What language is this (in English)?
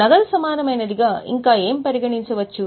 Telugu